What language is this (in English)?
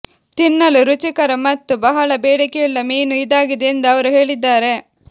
Kannada